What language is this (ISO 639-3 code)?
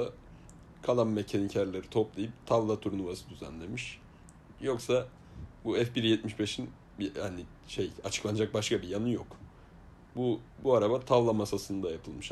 tur